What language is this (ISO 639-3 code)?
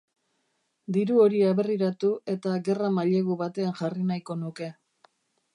eus